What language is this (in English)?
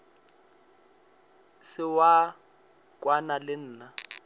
Northern Sotho